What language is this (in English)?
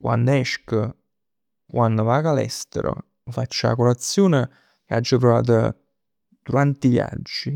Neapolitan